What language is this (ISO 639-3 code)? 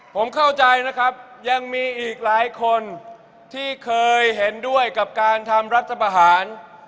tha